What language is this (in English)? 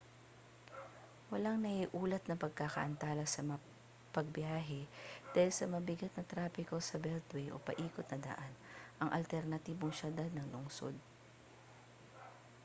Filipino